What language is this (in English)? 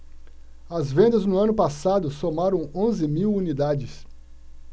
Portuguese